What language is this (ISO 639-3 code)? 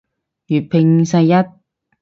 yue